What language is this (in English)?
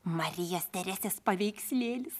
Lithuanian